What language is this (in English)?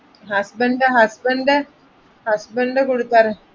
Malayalam